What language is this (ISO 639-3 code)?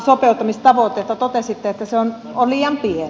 fin